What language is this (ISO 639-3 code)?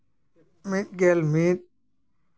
sat